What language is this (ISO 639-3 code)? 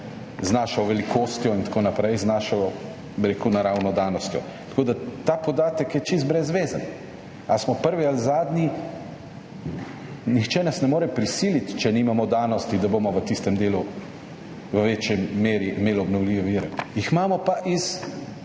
slv